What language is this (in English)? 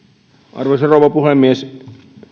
Finnish